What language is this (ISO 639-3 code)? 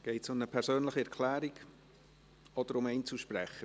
gsw